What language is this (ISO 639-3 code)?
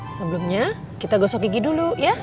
ind